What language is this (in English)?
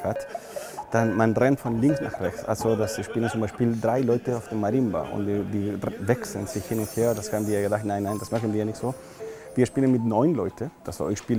German